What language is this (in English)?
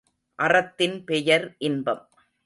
Tamil